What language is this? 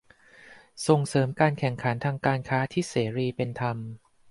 Thai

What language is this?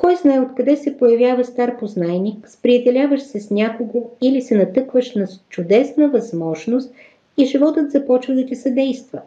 Bulgarian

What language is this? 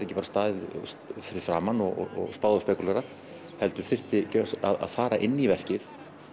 Icelandic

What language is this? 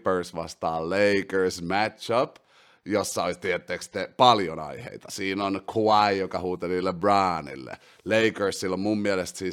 Finnish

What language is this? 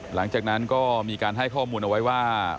Thai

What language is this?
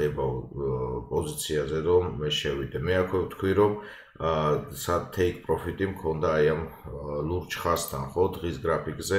Romanian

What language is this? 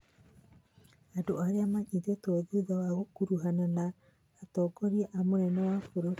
Kikuyu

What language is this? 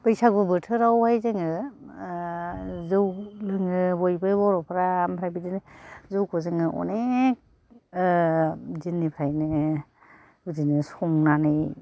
Bodo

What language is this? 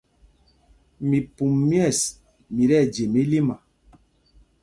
Mpumpong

